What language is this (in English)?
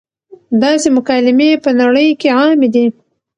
Pashto